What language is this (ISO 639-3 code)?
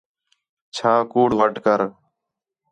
xhe